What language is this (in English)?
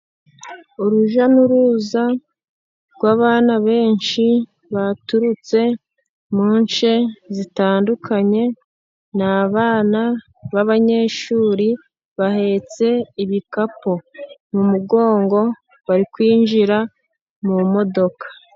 Kinyarwanda